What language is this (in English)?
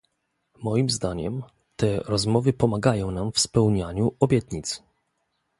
Polish